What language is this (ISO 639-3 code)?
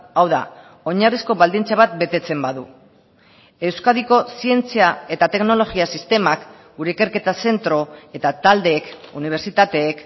eus